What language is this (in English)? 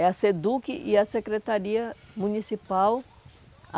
Portuguese